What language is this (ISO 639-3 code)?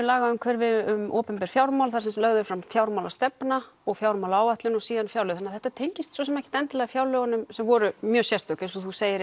isl